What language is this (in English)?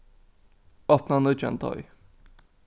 Faroese